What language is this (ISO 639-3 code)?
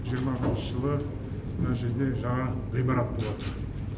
kaz